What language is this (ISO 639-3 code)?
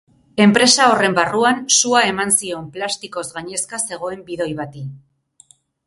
eus